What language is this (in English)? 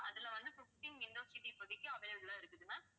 Tamil